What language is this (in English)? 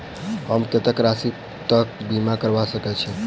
Maithili